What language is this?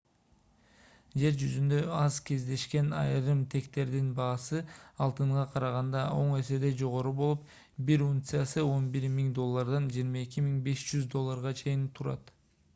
Kyrgyz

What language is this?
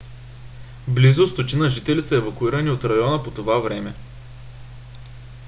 Bulgarian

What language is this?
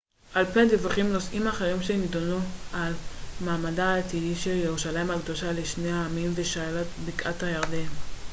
Hebrew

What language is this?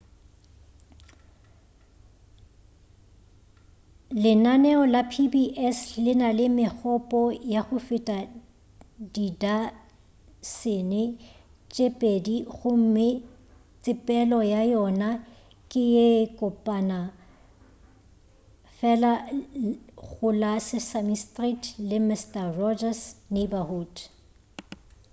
Northern Sotho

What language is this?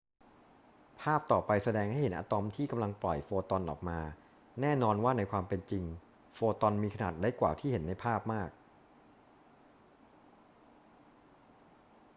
Thai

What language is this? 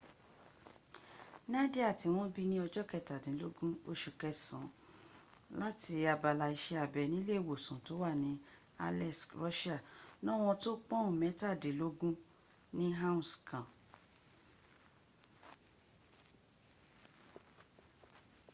Yoruba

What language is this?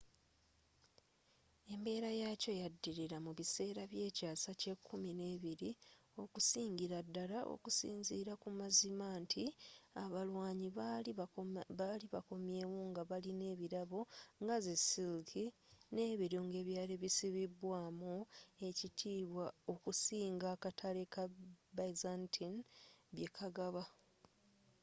Ganda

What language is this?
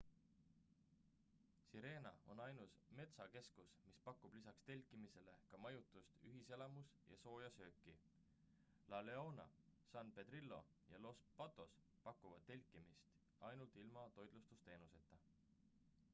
Estonian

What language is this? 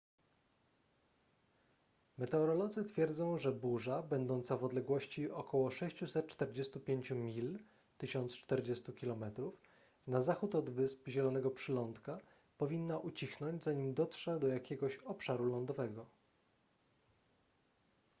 Polish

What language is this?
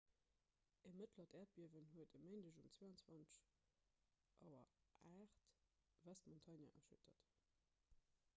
Luxembourgish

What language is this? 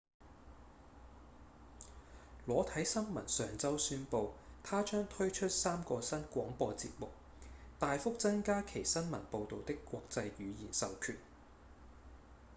Cantonese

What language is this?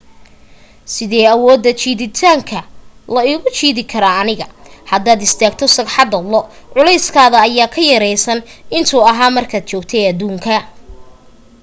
Somali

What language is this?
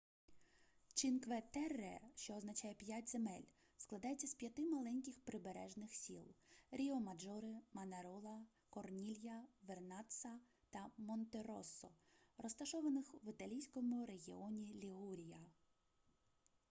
Ukrainian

